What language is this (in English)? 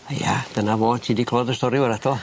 Welsh